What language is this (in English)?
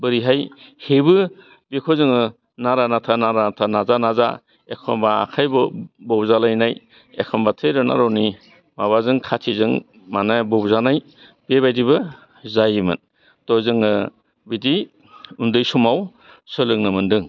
Bodo